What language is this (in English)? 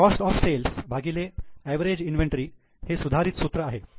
Marathi